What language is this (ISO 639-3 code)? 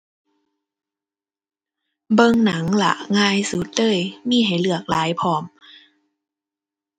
tha